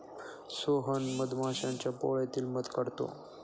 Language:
Marathi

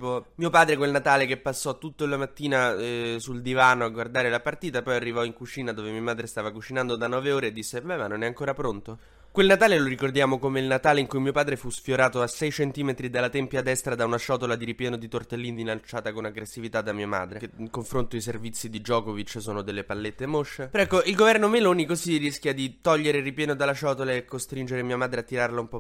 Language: Italian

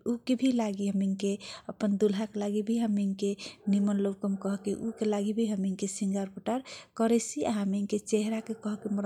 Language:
Kochila Tharu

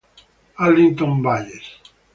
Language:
Italian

